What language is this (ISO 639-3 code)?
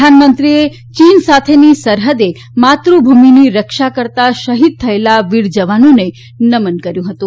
guj